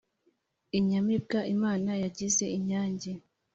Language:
Kinyarwanda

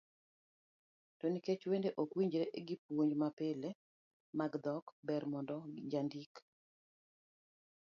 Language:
Luo (Kenya and Tanzania)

